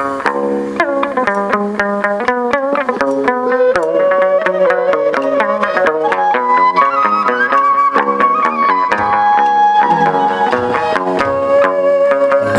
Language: Vietnamese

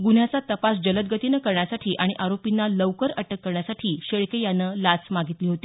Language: Marathi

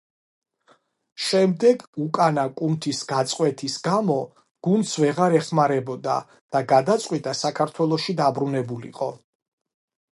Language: Georgian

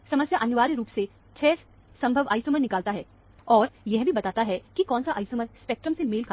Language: Hindi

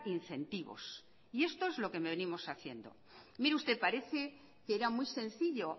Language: Spanish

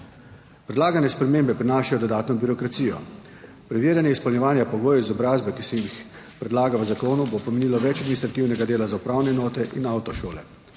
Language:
Slovenian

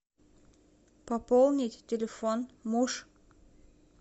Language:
Russian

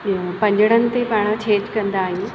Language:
Sindhi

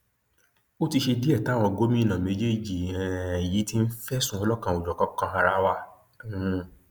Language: Yoruba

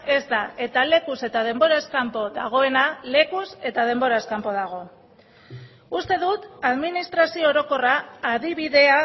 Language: Basque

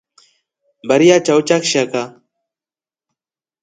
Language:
Rombo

